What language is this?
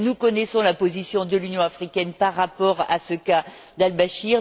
French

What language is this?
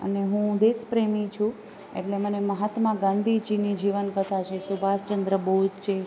Gujarati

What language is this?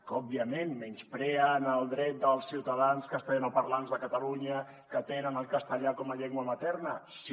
Catalan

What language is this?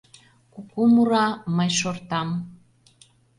Mari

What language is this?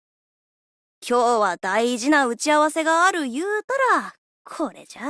Japanese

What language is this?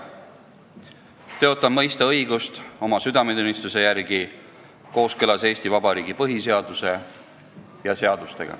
Estonian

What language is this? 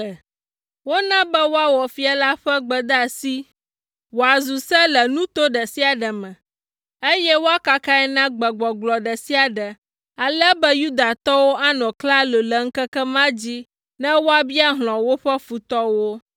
Ewe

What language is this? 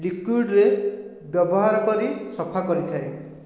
Odia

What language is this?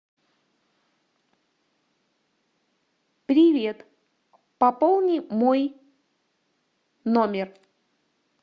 Russian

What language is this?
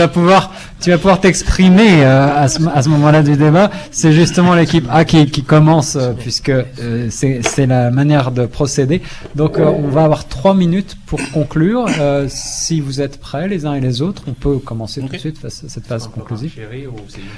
French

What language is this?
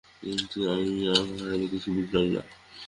Bangla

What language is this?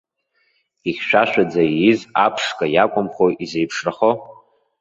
Abkhazian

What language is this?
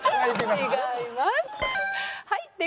Japanese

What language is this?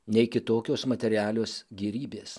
Lithuanian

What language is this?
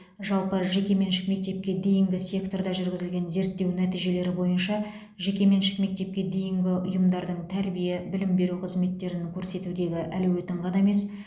Kazakh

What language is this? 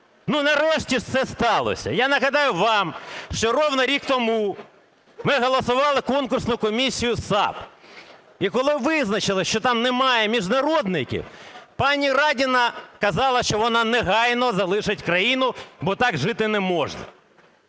Ukrainian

